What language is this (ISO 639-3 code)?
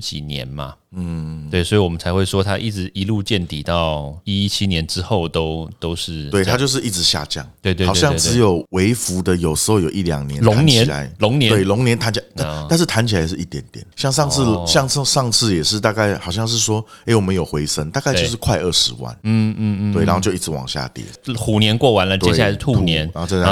zho